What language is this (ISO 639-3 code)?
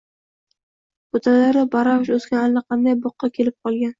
uzb